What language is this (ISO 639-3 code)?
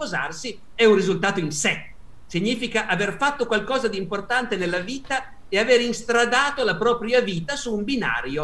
ita